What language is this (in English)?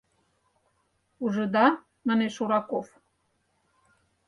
Mari